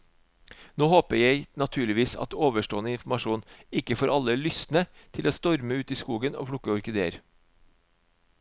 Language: Norwegian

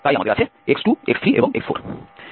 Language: Bangla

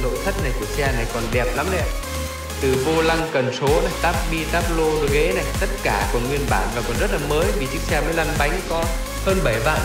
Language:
Vietnamese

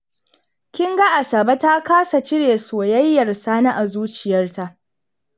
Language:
Hausa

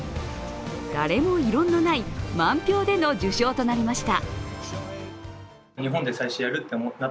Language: Japanese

